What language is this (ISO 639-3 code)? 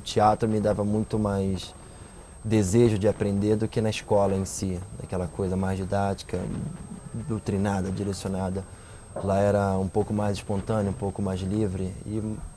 por